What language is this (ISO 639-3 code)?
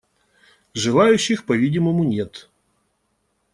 rus